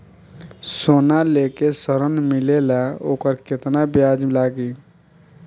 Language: Bhojpuri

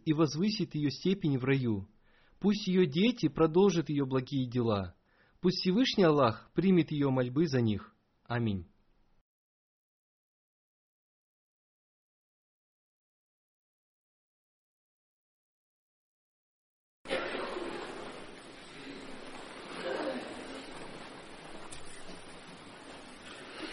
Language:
Russian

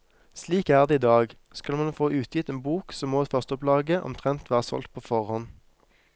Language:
Norwegian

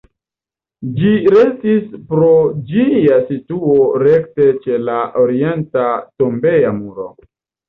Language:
Esperanto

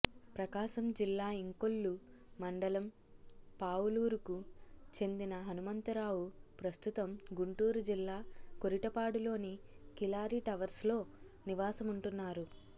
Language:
Telugu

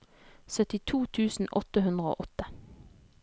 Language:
Norwegian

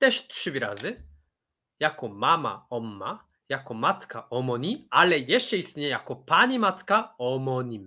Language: Polish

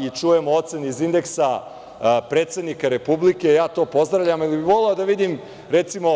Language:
Serbian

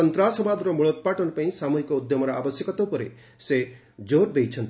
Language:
Odia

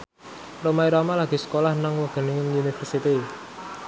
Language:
Javanese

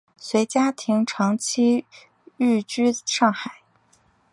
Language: Chinese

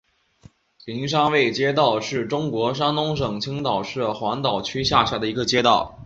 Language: Chinese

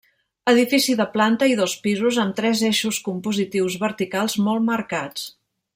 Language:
Catalan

